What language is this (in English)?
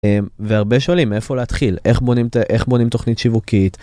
Hebrew